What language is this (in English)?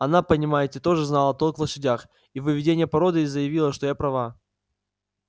Russian